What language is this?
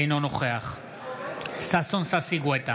Hebrew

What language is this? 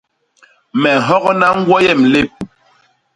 Basaa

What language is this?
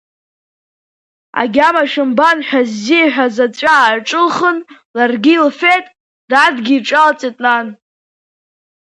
Abkhazian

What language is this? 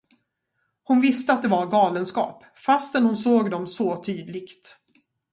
Swedish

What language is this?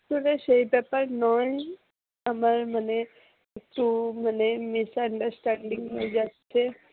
Bangla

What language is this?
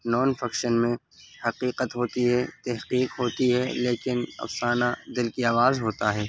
Urdu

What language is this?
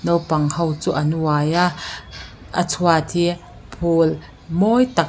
Mizo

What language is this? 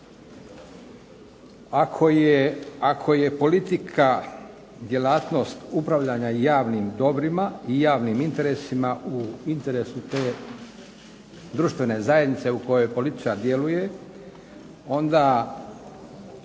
Croatian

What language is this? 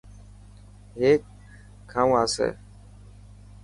Dhatki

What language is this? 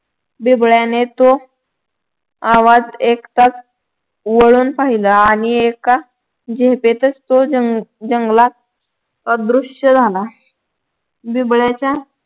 Marathi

